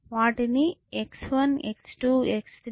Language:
Telugu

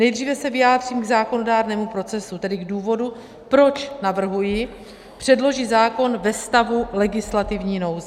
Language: Czech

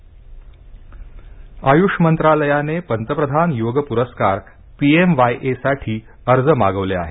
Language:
Marathi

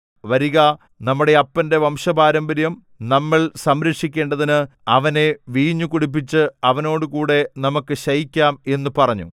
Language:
Malayalam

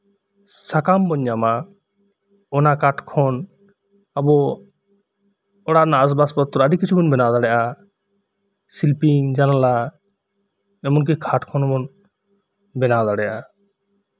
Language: Santali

